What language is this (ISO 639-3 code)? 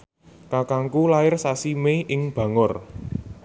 jav